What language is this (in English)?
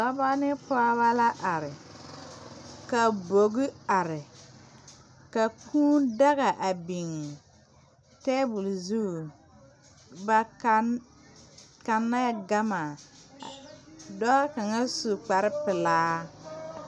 Southern Dagaare